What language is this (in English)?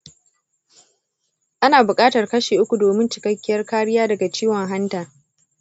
Hausa